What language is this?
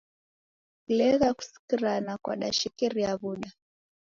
Taita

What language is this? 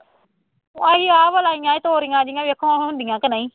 Punjabi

